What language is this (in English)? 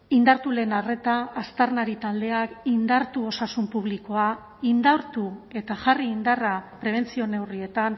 Basque